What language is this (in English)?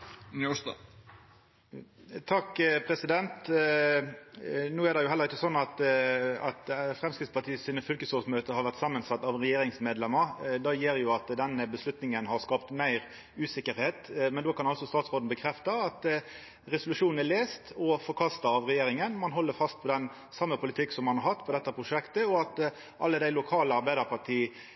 Norwegian Nynorsk